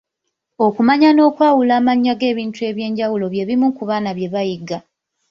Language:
Ganda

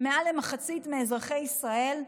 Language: Hebrew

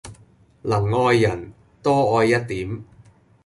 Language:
Cantonese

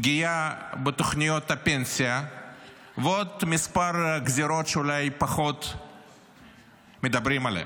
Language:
Hebrew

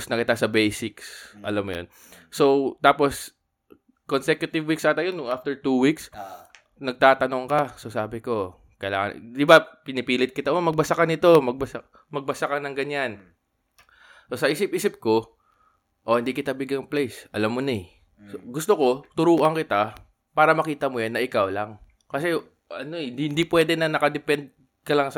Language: Filipino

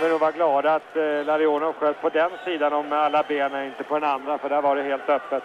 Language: Swedish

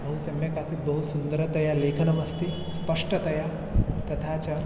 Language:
Sanskrit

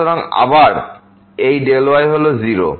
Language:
Bangla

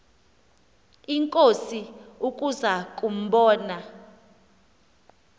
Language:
Xhosa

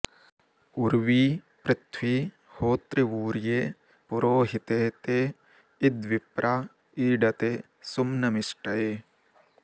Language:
Sanskrit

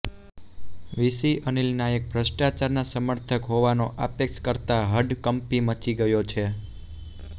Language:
Gujarati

